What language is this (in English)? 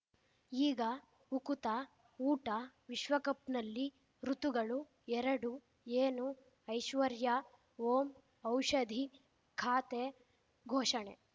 Kannada